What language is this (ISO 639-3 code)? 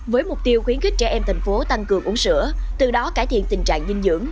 vie